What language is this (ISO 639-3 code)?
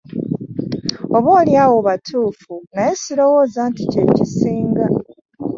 lug